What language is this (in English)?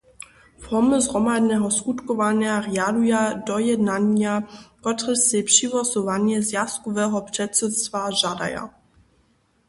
Upper Sorbian